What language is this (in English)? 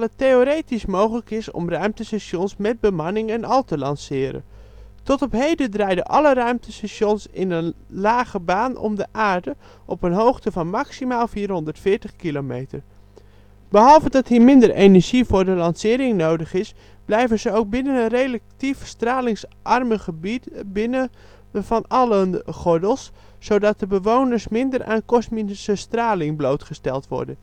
Dutch